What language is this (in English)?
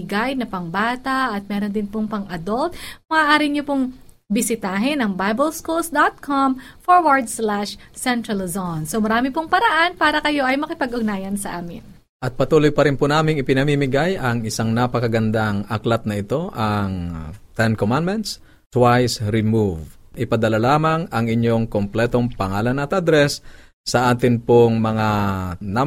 Filipino